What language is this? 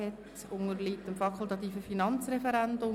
Swiss German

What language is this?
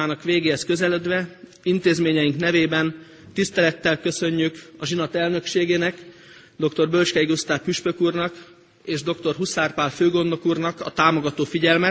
Hungarian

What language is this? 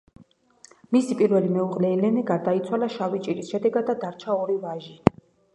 Georgian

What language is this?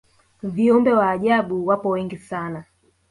Swahili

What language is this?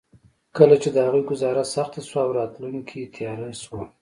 Pashto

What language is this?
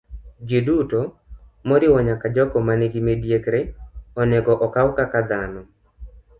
Luo (Kenya and Tanzania)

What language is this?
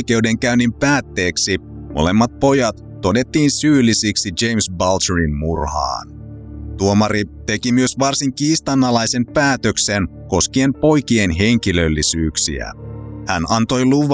Finnish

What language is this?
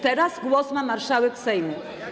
Polish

